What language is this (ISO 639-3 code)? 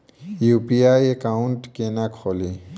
mai